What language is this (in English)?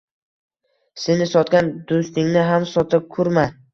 Uzbek